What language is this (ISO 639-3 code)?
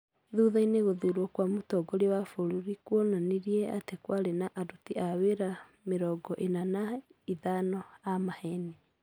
kik